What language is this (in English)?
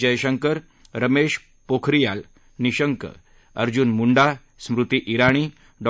Marathi